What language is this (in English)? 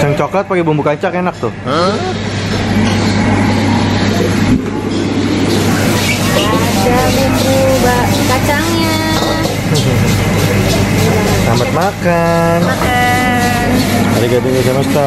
Indonesian